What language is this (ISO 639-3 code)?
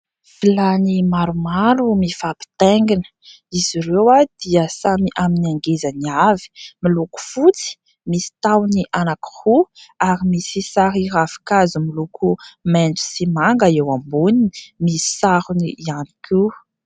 mlg